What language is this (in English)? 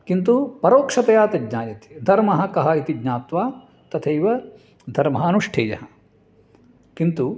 Sanskrit